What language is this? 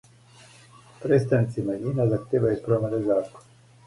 Serbian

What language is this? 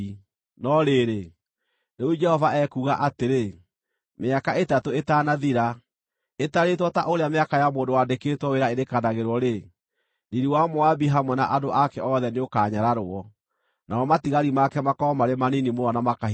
Kikuyu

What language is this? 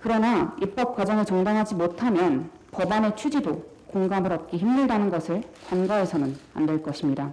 Korean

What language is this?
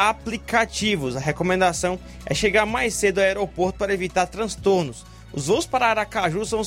Portuguese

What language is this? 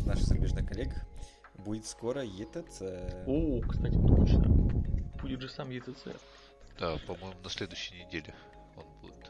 Russian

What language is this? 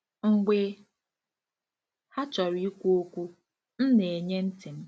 Igbo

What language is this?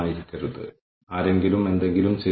Malayalam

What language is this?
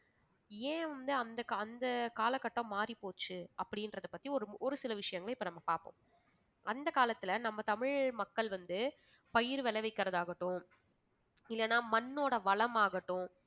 Tamil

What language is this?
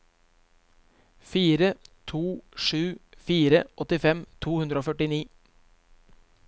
Norwegian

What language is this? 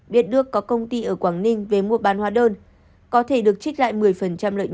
Vietnamese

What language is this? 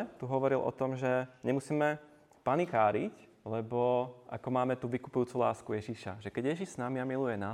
Czech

